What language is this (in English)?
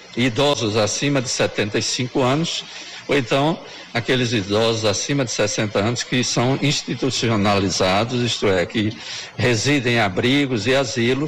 Portuguese